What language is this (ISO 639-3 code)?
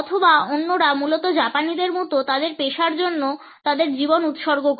ben